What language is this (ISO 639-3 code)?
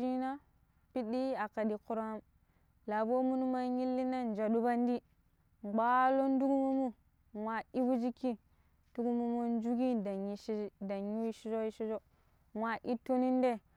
pip